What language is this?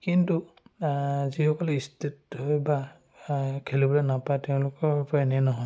Assamese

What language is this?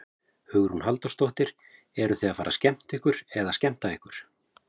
Icelandic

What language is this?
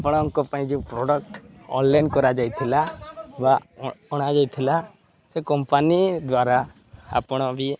Odia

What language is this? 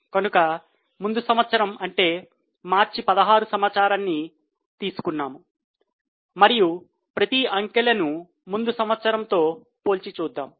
Telugu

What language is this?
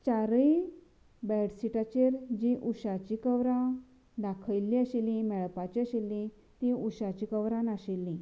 Konkani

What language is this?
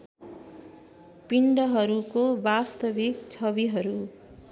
Nepali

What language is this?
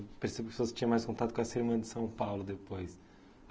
Portuguese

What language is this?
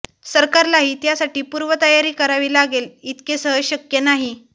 Marathi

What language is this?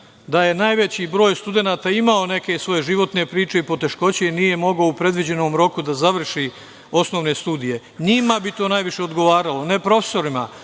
Serbian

